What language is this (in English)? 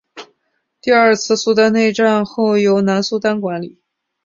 Chinese